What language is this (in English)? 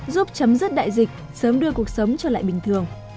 Vietnamese